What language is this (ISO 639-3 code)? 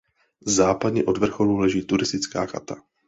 ces